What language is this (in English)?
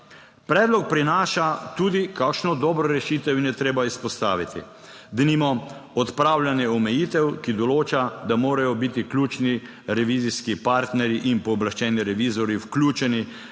Slovenian